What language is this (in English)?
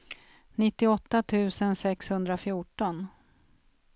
Swedish